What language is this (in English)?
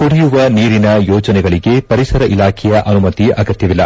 Kannada